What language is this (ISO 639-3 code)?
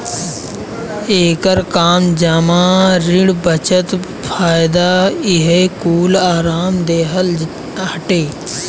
bho